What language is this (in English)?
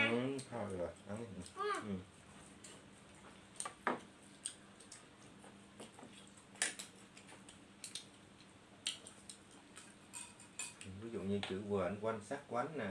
Vietnamese